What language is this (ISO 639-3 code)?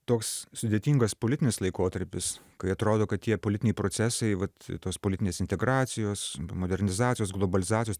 lit